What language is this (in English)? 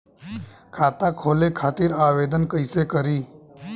Bhojpuri